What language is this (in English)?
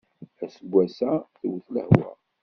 Kabyle